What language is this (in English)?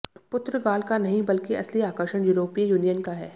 Hindi